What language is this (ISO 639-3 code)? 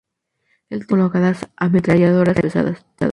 spa